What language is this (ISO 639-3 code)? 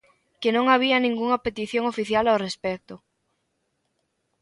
glg